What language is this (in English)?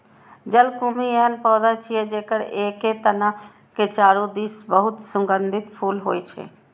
Maithili